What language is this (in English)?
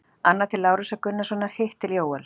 Icelandic